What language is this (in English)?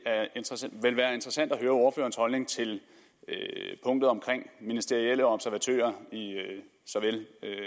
Danish